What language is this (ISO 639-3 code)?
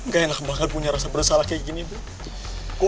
ind